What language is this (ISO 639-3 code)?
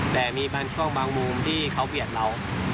tha